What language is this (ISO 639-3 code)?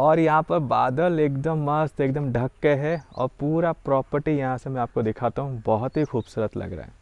hin